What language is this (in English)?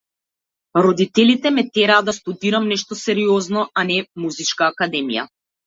Macedonian